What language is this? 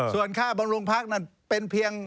Thai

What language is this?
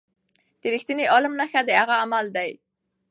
Pashto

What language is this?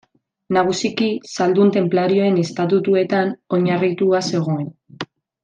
Basque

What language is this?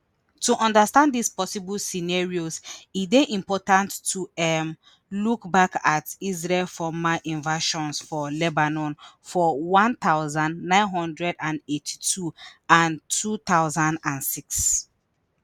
Nigerian Pidgin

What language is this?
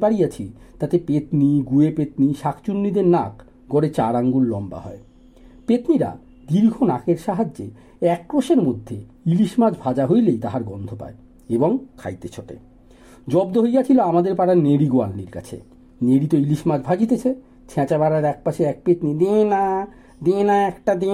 Bangla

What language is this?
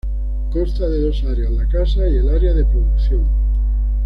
Spanish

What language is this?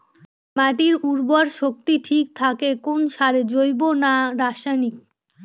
Bangla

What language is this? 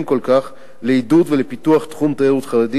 Hebrew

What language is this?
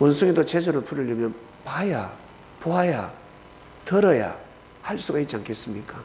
Korean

